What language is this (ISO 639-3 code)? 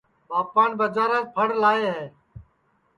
ssi